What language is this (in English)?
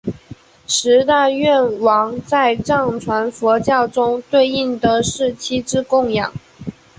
Chinese